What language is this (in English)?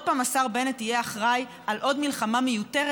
Hebrew